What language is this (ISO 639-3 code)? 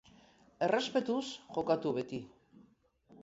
eus